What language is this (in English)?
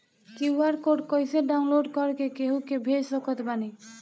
Bhojpuri